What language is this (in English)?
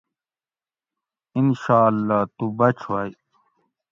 Gawri